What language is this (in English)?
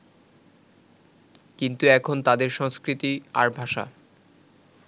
Bangla